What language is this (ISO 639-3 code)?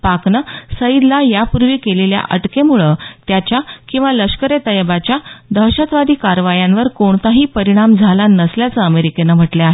mar